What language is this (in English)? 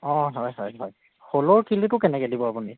Assamese